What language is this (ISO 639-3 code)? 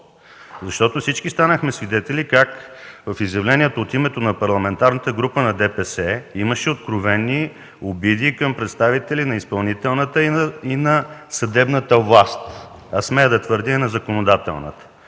bul